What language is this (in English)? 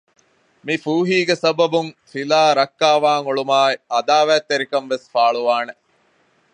Divehi